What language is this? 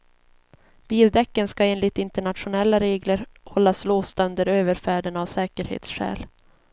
Swedish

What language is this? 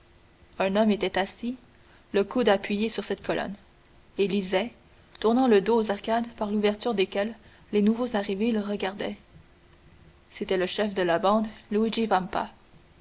French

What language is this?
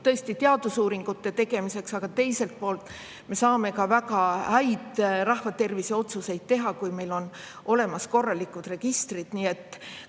Estonian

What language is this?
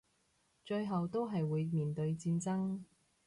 Cantonese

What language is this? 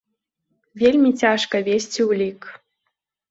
Belarusian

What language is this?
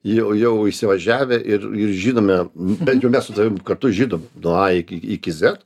Lithuanian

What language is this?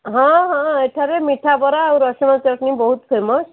Odia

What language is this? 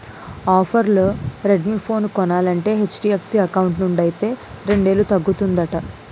Telugu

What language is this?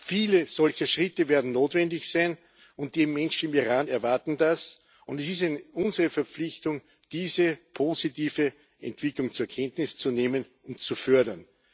German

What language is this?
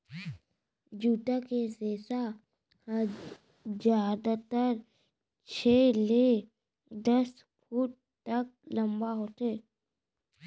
Chhattisgarhi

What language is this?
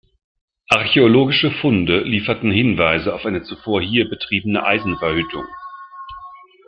German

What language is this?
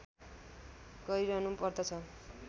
Nepali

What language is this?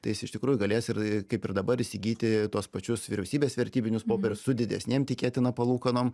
Lithuanian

